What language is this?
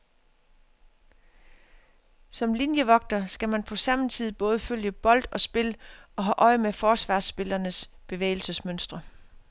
Danish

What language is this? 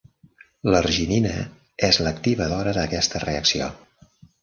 Catalan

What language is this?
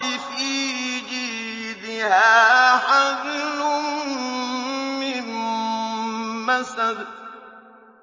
Arabic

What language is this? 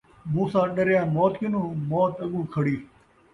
Saraiki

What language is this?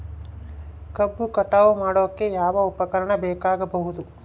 Kannada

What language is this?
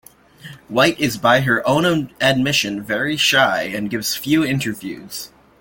English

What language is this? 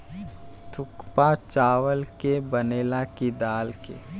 Bhojpuri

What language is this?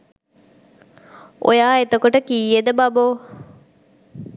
Sinhala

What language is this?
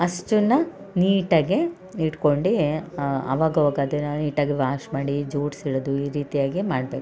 Kannada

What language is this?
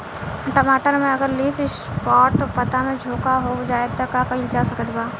Bhojpuri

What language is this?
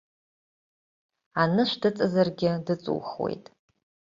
Abkhazian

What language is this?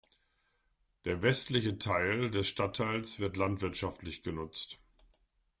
German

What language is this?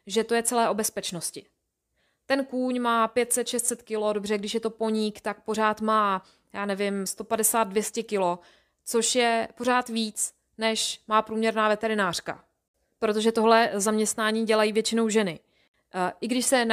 Czech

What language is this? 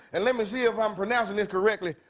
English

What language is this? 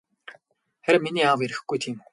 Mongolian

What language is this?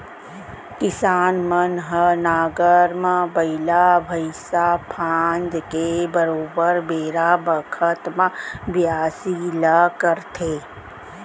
Chhattisgarhi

